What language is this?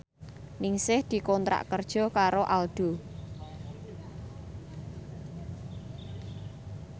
Javanese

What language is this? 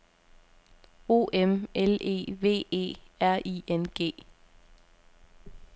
Danish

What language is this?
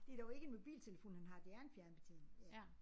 Danish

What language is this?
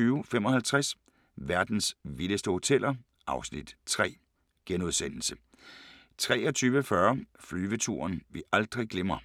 Danish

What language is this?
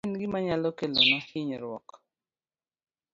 Luo (Kenya and Tanzania)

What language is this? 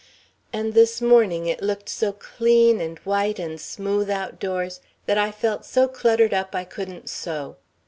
English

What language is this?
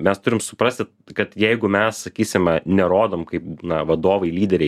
Lithuanian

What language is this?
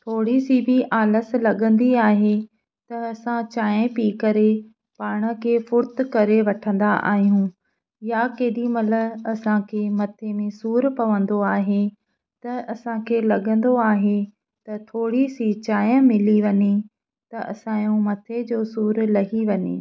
Sindhi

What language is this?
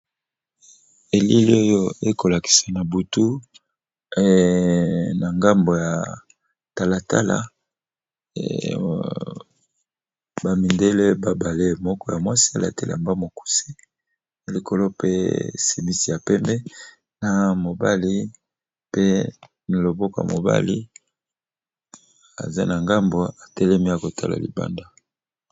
Lingala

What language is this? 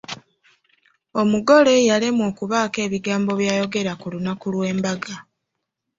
Ganda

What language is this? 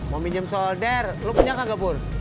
Indonesian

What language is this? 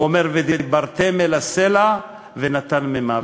Hebrew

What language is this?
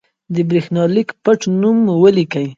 Pashto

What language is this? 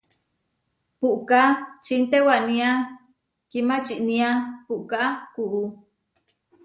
Huarijio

